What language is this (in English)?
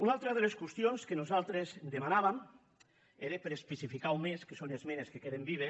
Catalan